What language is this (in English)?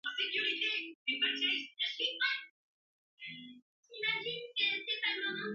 Bebele